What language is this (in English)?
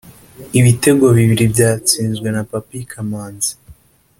Kinyarwanda